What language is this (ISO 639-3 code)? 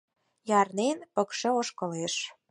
chm